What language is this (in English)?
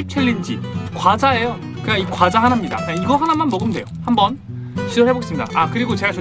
Korean